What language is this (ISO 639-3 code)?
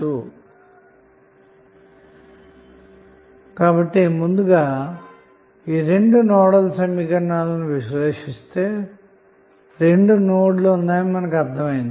tel